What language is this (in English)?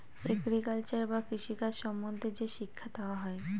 Bangla